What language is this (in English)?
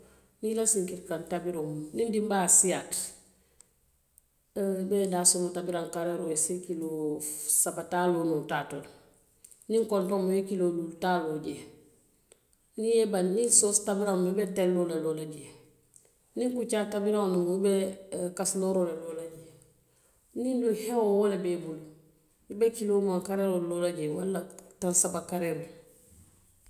Western Maninkakan